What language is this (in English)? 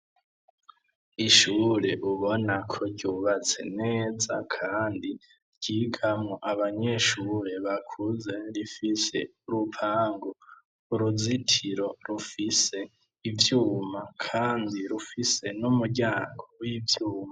Rundi